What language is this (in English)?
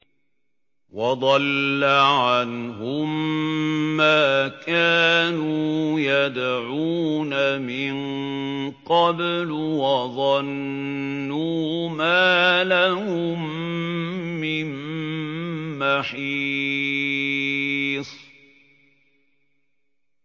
Arabic